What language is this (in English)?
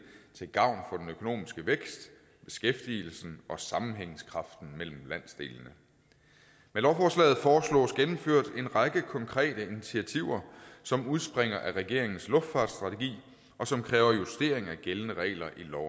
Danish